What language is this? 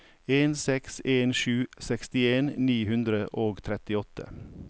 Norwegian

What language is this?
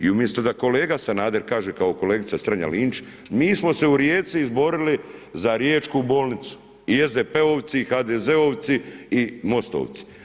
Croatian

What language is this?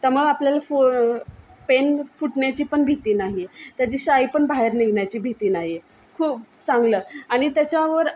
Marathi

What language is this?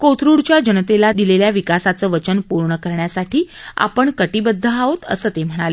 Marathi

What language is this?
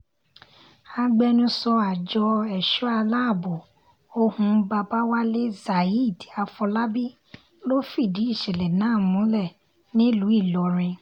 Yoruba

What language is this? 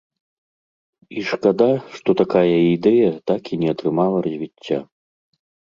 Belarusian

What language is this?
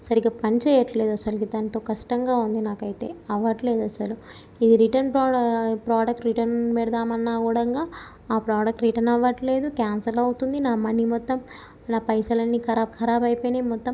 Telugu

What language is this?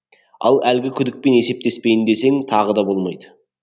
Kazakh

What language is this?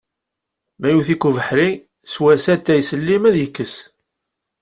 Kabyle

